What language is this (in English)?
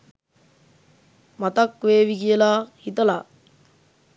Sinhala